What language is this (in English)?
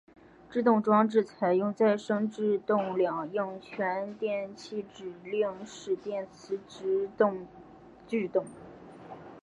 Chinese